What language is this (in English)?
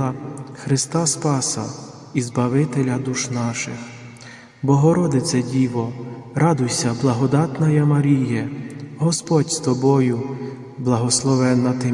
Ukrainian